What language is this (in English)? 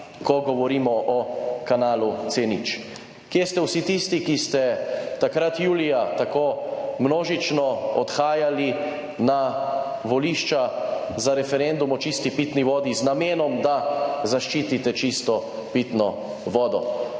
Slovenian